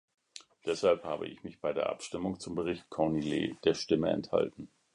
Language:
German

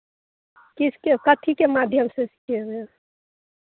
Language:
Maithili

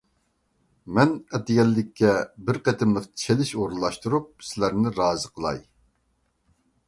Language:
Uyghur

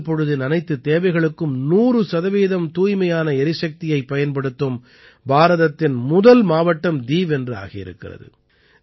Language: Tamil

